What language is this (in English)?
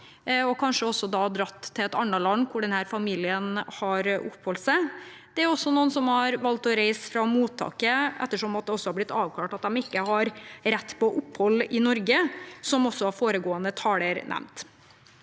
Norwegian